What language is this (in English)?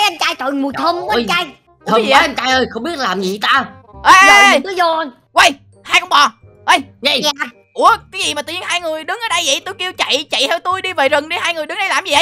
Vietnamese